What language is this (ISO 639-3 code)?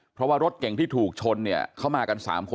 tha